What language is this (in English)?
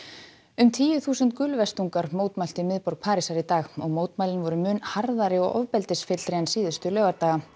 Icelandic